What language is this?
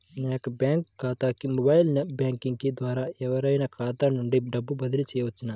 Telugu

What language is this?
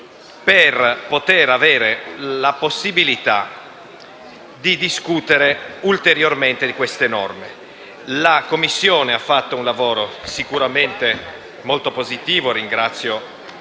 Italian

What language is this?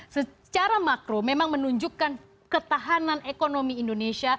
Indonesian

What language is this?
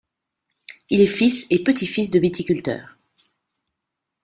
French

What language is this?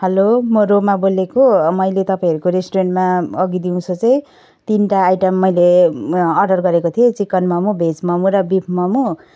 Nepali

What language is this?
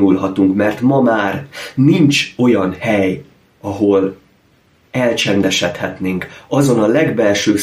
Hungarian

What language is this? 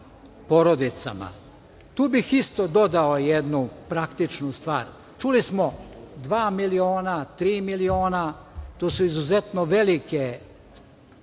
Serbian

